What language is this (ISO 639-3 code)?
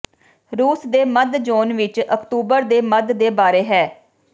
pan